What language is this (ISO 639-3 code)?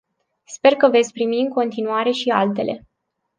ron